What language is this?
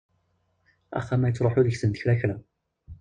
Kabyle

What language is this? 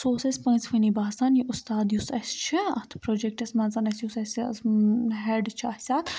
Kashmiri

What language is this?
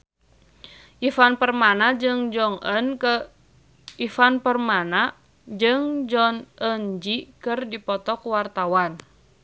Sundanese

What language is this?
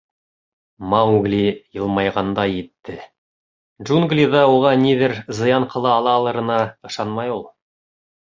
Bashkir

